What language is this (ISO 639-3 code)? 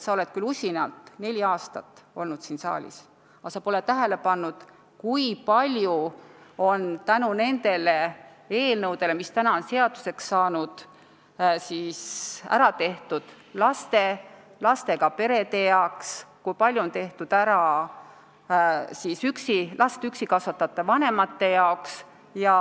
est